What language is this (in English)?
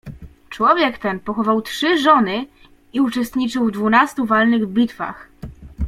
Polish